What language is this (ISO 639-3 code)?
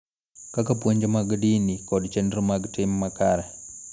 luo